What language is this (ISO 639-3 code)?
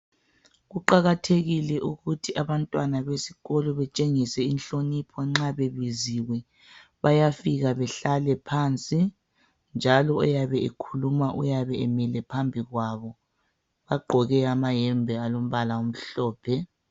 nde